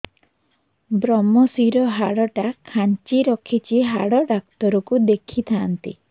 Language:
Odia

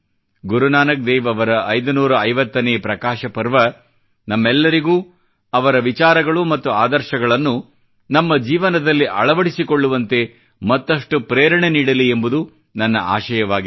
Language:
Kannada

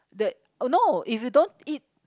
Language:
English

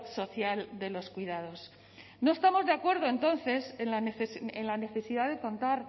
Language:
Spanish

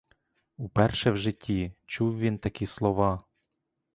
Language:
Ukrainian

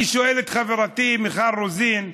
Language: Hebrew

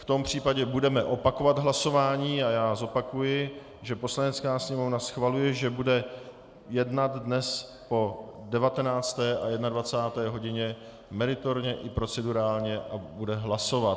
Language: Czech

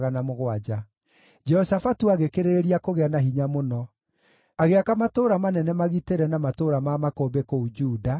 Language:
Kikuyu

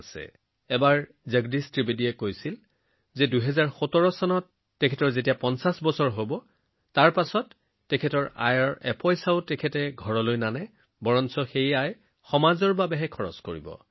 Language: Assamese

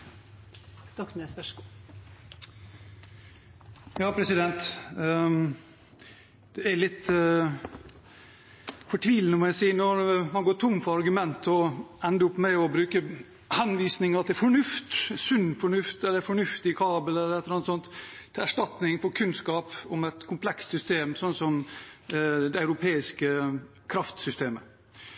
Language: Norwegian Bokmål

